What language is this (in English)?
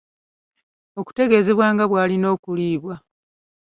Ganda